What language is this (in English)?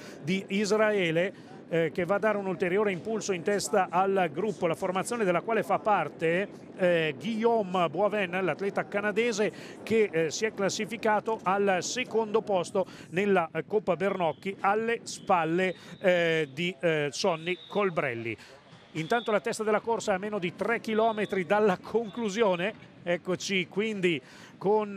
Italian